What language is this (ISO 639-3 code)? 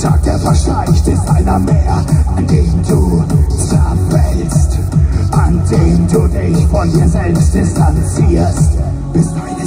pol